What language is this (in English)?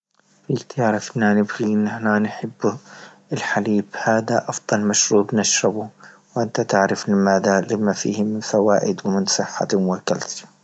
Libyan Arabic